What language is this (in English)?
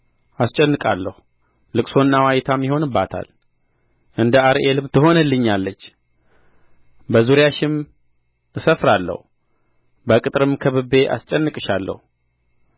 Amharic